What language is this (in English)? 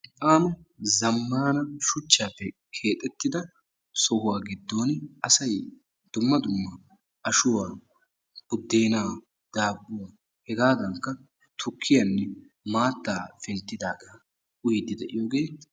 Wolaytta